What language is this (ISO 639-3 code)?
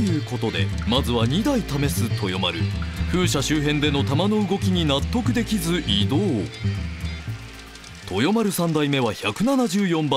jpn